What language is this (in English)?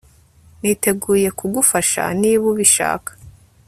Kinyarwanda